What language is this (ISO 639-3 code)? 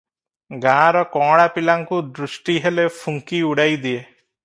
ori